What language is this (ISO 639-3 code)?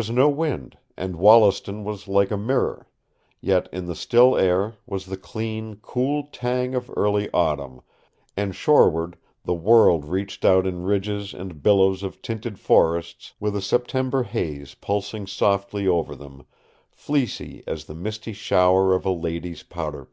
eng